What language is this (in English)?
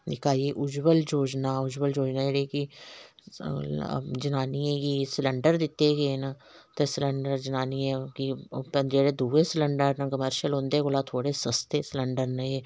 Dogri